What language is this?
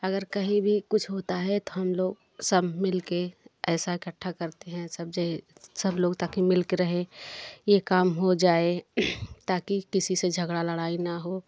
Hindi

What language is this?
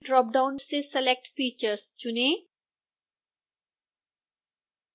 Hindi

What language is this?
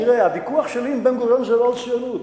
Hebrew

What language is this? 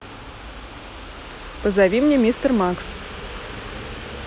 Russian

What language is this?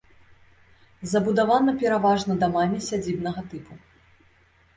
Belarusian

